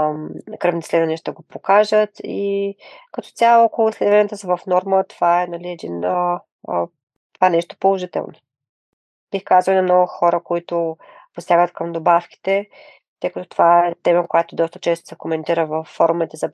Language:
Bulgarian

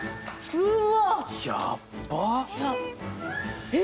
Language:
Japanese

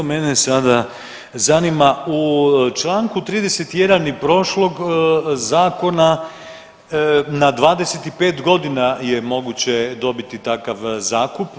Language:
Croatian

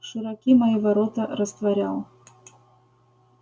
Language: Russian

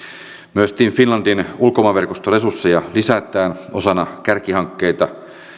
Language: Finnish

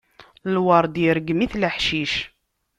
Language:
Kabyle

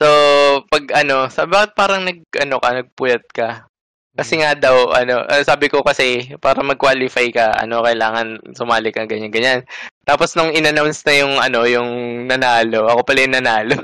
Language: Filipino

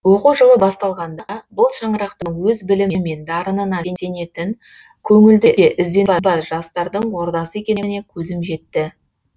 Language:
Kazakh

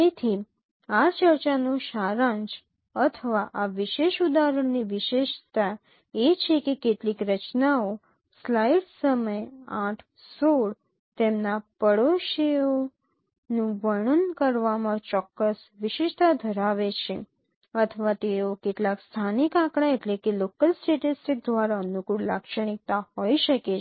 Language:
Gujarati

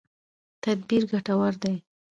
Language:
Pashto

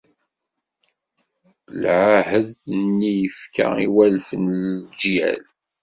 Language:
Kabyle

